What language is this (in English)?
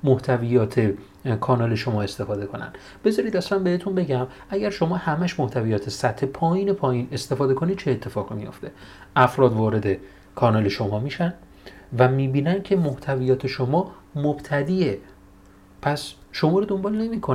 Persian